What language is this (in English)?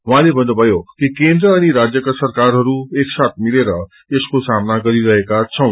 Nepali